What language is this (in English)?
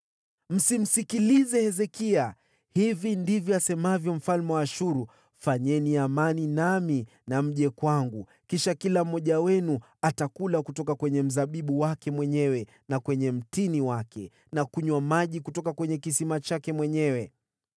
Swahili